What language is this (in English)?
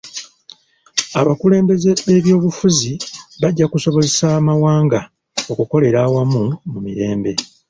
Ganda